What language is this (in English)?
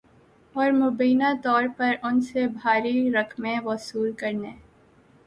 Urdu